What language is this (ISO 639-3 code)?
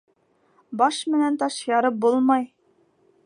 bak